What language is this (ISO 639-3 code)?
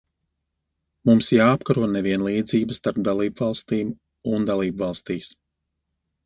lav